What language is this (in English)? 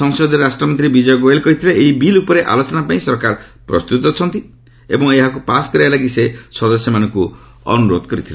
Odia